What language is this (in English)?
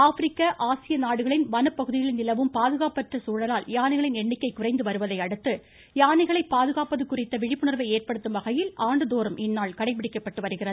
Tamil